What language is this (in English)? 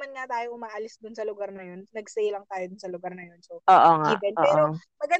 Filipino